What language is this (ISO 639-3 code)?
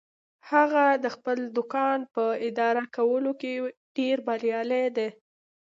pus